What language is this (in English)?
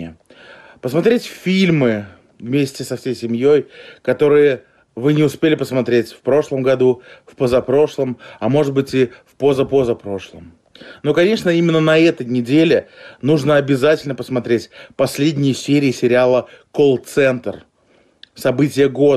Russian